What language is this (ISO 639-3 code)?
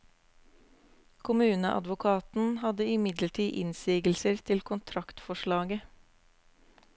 nor